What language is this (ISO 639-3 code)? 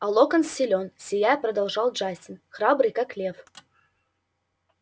rus